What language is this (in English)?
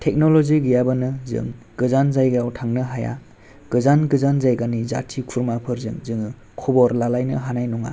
Bodo